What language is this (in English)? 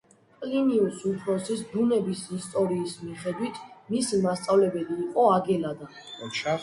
Georgian